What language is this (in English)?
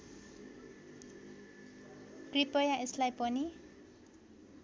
Nepali